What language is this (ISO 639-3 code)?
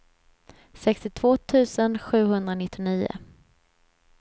swe